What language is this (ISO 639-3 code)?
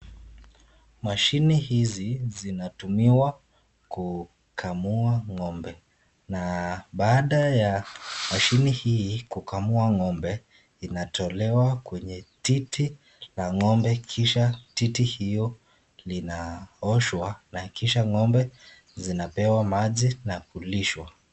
swa